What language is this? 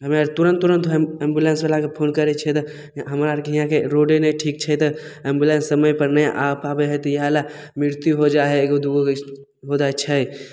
Maithili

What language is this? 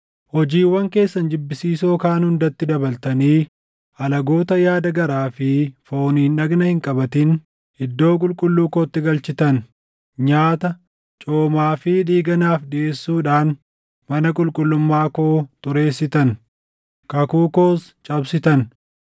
Oromo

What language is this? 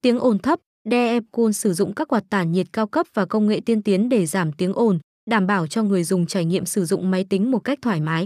Vietnamese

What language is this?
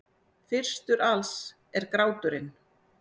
Icelandic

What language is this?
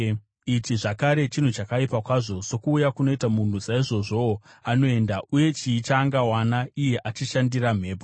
Shona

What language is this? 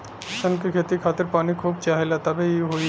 Bhojpuri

